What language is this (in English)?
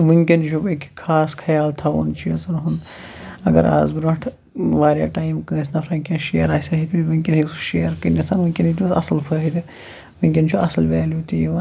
Kashmiri